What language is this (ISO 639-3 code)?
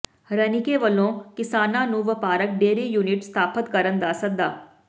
pan